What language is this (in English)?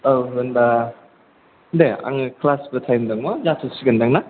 Bodo